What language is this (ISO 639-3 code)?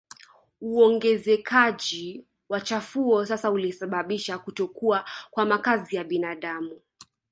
swa